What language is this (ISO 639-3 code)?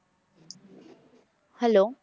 pan